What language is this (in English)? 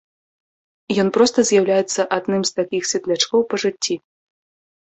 Belarusian